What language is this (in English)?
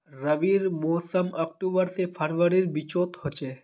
Magahi